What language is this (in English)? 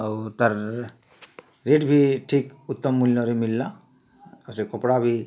Odia